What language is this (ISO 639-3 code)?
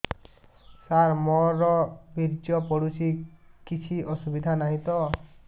ori